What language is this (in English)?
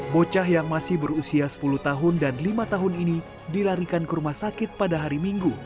Indonesian